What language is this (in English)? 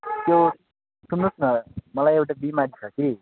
Nepali